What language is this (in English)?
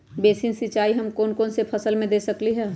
Magahi